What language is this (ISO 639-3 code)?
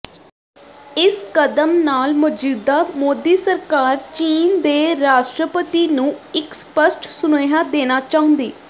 pan